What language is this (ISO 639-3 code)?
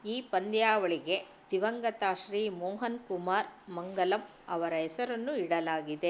kan